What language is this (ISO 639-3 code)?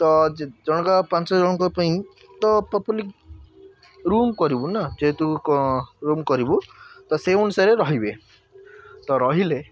ori